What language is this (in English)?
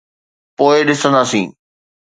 Sindhi